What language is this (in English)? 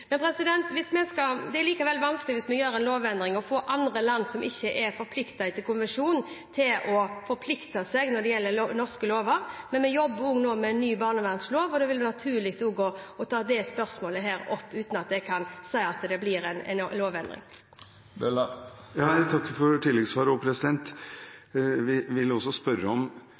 Norwegian Bokmål